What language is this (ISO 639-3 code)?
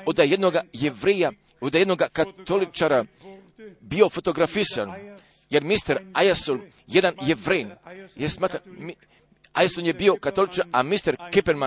hrv